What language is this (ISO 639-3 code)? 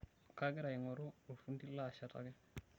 mas